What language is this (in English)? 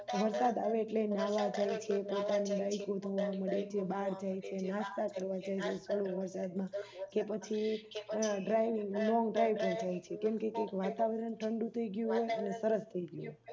Gujarati